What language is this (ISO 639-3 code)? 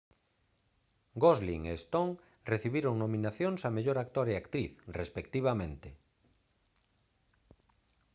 glg